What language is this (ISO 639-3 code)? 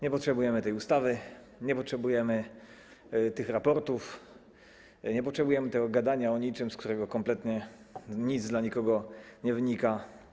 pol